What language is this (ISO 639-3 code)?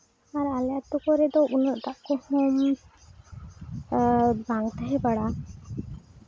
sat